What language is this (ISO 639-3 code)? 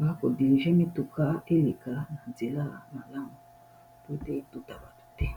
lin